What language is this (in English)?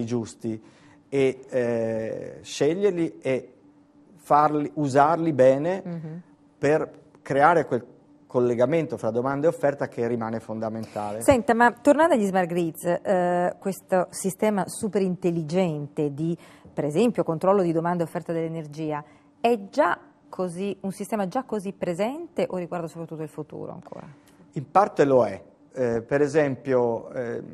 Italian